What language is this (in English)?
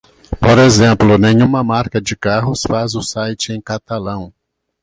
Portuguese